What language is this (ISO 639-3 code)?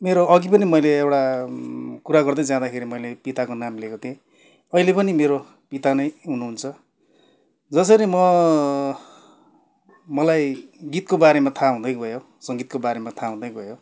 nep